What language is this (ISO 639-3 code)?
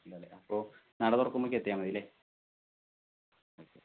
mal